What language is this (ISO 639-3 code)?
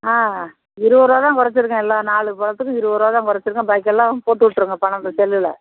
tam